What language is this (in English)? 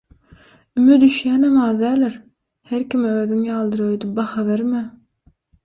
Turkmen